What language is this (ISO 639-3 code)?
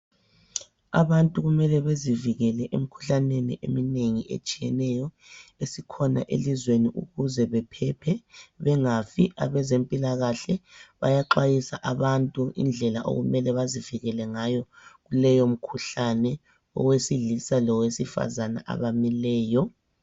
nde